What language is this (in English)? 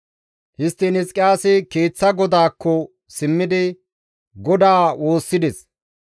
Gamo